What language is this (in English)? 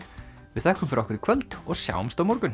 Icelandic